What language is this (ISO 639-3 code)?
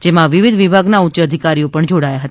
guj